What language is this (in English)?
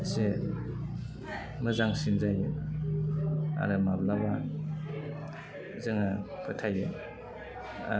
Bodo